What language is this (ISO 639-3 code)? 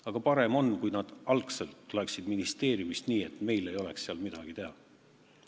est